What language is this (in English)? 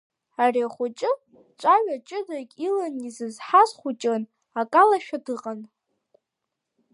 Abkhazian